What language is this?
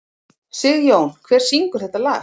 Icelandic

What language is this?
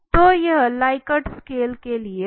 Hindi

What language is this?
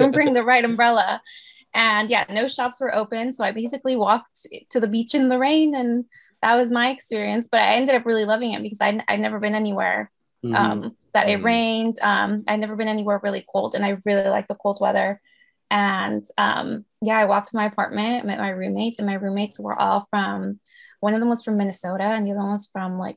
English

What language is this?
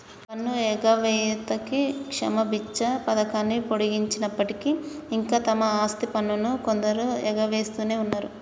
Telugu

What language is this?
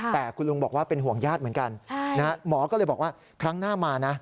Thai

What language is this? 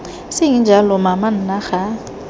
Tswana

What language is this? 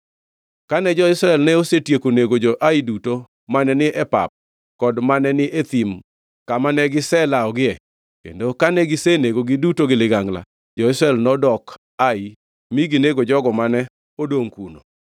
Luo (Kenya and Tanzania)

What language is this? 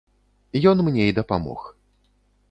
Belarusian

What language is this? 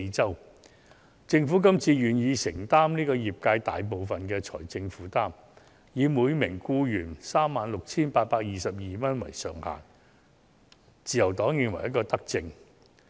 Cantonese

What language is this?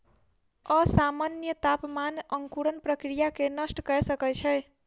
Maithili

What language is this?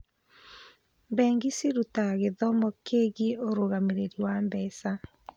Kikuyu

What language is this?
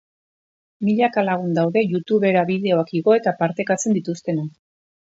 Basque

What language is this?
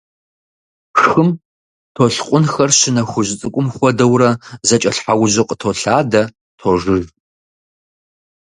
Kabardian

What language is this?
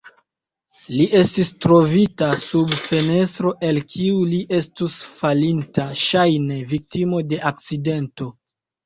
Esperanto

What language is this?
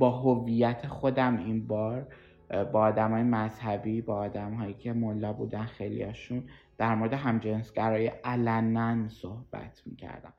Persian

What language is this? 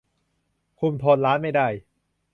Thai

